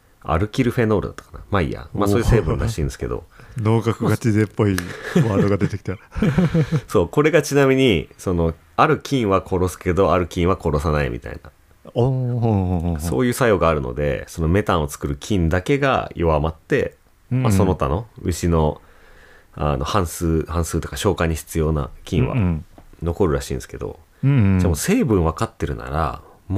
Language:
Japanese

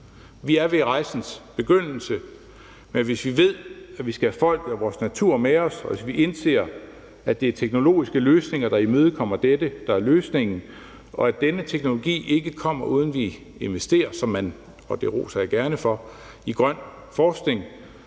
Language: Danish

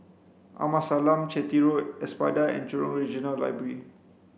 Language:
English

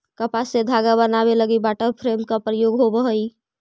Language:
Magahi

